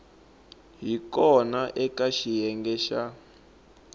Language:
Tsonga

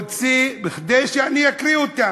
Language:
Hebrew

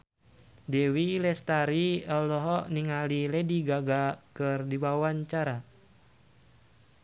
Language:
Sundanese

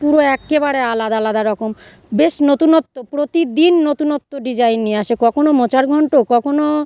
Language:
Bangla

